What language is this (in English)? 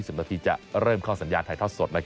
Thai